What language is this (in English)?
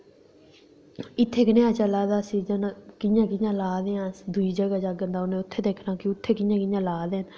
Dogri